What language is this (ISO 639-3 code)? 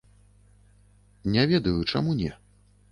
bel